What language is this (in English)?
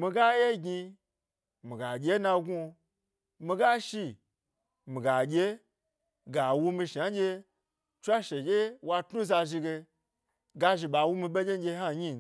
Gbari